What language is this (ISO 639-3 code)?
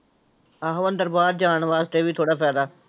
pan